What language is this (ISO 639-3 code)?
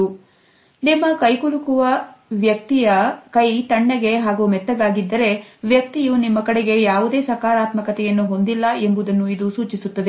kan